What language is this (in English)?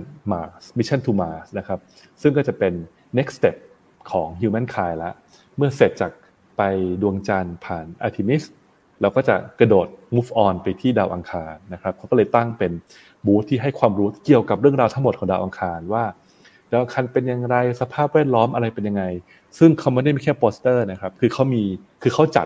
Thai